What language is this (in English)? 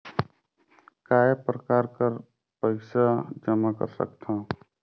Chhattisgarhi